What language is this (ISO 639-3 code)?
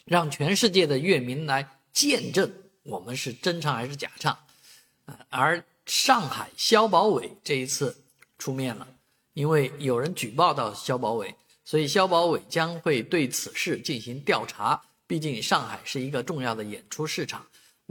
zho